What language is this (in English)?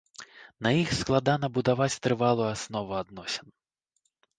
Belarusian